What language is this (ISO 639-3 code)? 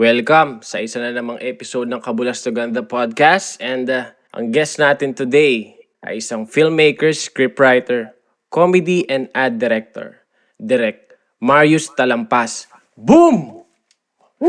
fil